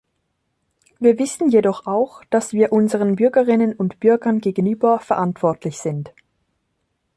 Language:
German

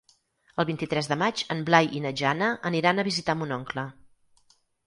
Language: Catalan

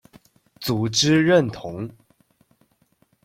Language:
Chinese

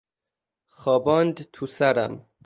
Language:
Persian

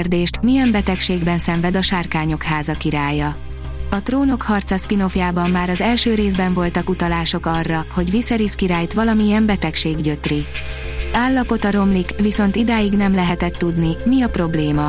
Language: Hungarian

